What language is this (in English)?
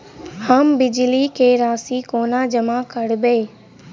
Maithili